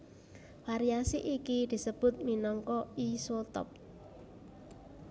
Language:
Javanese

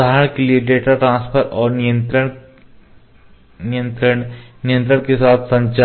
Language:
Hindi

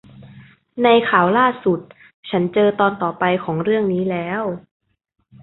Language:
Thai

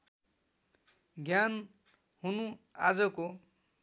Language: Nepali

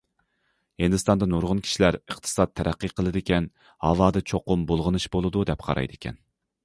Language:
Uyghur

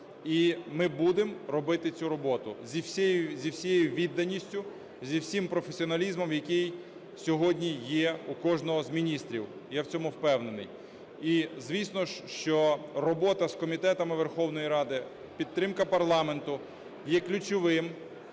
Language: Ukrainian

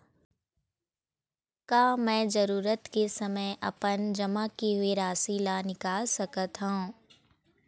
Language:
Chhattisgarhi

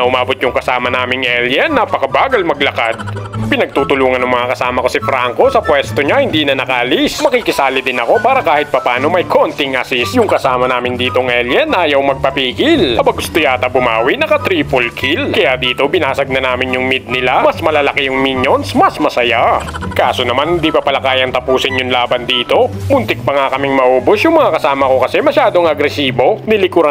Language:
Filipino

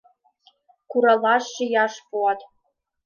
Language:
Mari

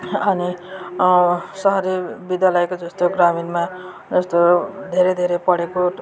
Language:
Nepali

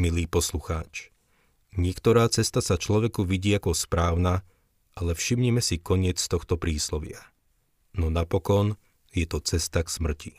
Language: Slovak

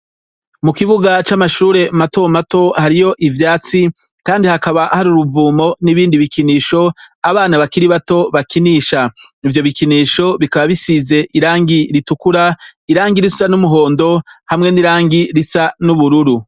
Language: Rundi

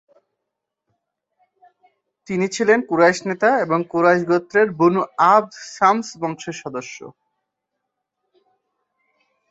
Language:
Bangla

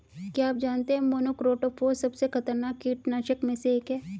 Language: Hindi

